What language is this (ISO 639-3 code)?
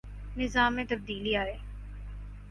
urd